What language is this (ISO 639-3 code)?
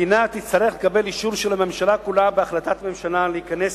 heb